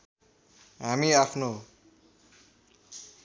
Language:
Nepali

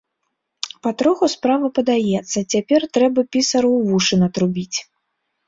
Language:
Belarusian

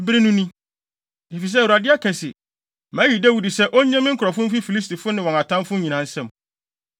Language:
Akan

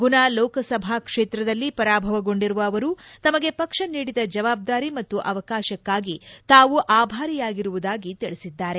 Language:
Kannada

